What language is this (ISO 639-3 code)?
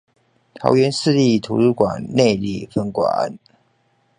zho